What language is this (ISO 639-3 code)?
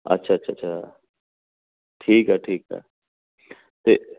pan